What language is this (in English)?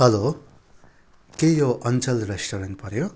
Nepali